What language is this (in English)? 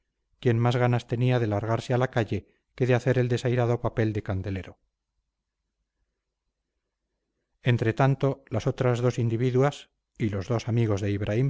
Spanish